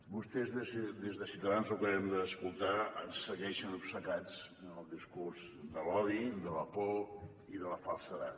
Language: Catalan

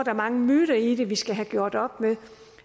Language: Danish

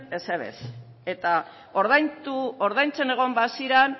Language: Basque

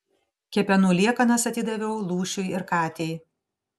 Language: Lithuanian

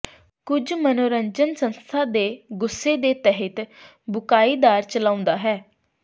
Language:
Punjabi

